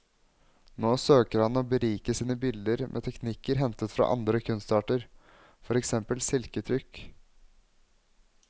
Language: Norwegian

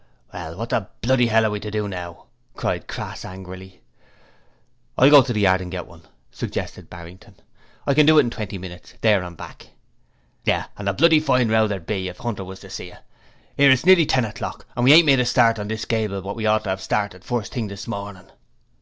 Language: English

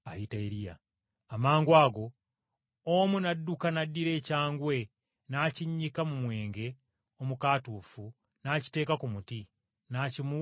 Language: Ganda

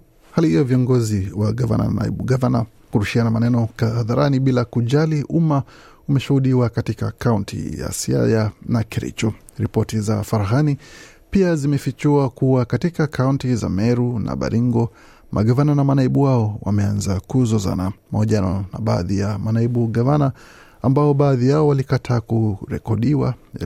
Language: Swahili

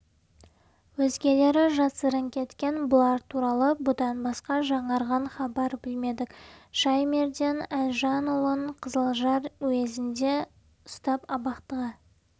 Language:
Kazakh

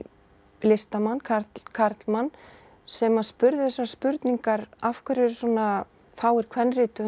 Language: Icelandic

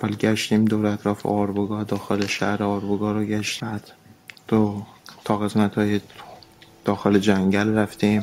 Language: Persian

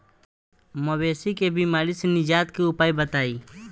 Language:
Bhojpuri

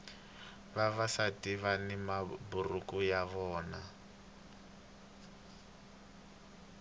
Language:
Tsonga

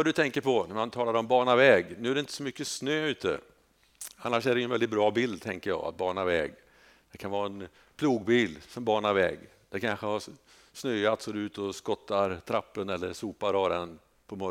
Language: Swedish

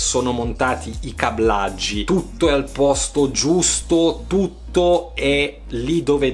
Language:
Italian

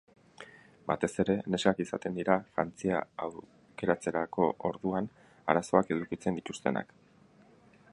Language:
Basque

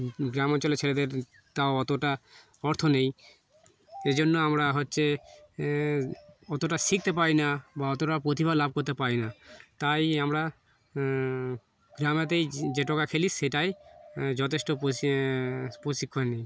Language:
Bangla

